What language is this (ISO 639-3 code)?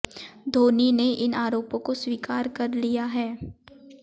hin